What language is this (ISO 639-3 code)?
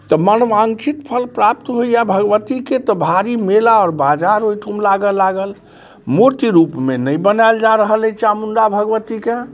mai